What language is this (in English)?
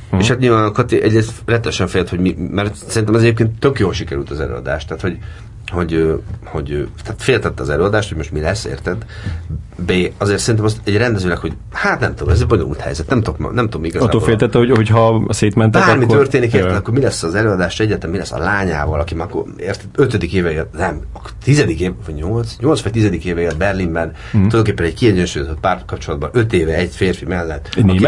Hungarian